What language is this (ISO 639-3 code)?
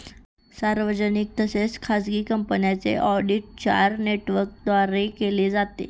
mar